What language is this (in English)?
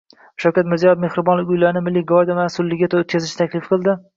Uzbek